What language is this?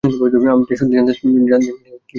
Bangla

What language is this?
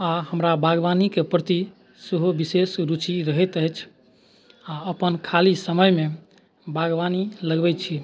Maithili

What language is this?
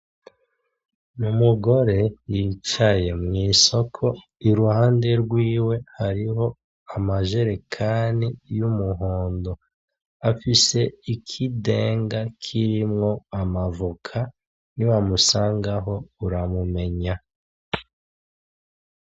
Rundi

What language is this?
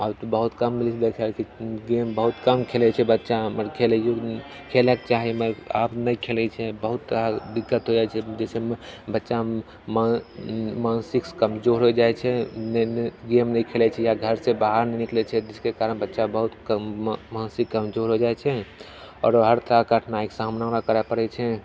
Maithili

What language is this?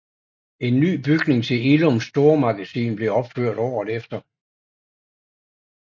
Danish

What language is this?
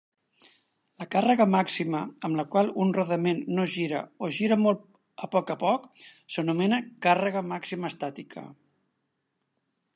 Catalan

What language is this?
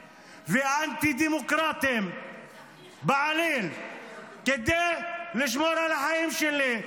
Hebrew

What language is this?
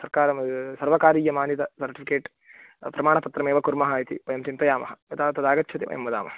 Sanskrit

